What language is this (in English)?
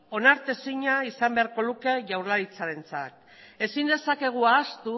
Basque